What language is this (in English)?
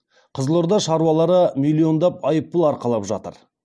Kazakh